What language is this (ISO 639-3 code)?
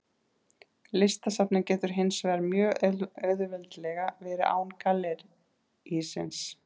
isl